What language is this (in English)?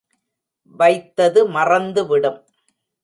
Tamil